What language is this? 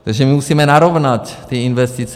Czech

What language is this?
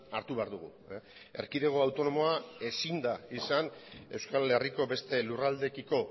Basque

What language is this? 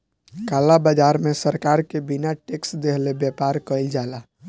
Bhojpuri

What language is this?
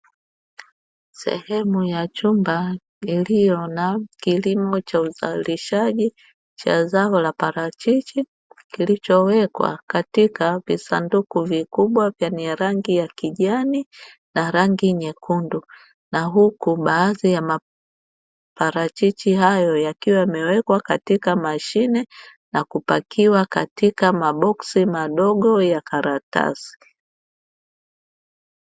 Swahili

